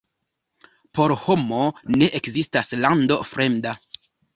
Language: Esperanto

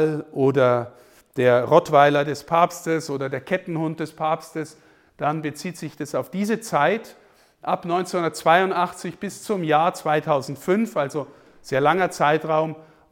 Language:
German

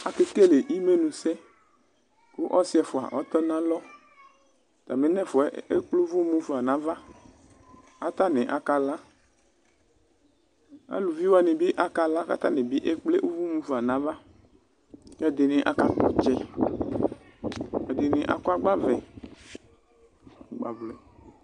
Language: Ikposo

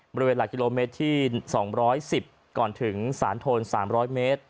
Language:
Thai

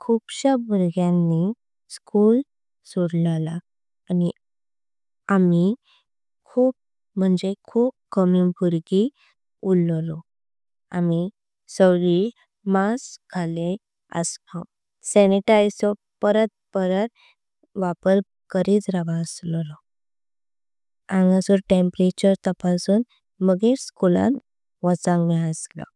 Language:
Konkani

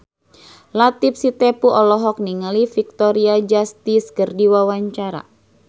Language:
Sundanese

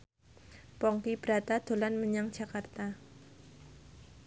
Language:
Javanese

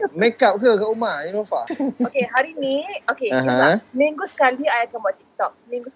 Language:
Malay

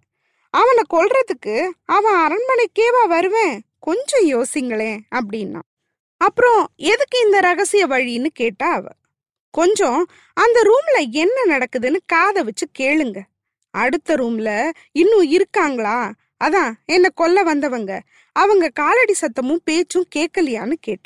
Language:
Tamil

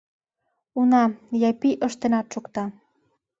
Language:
Mari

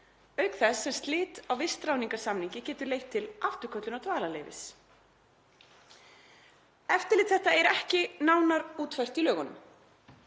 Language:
Icelandic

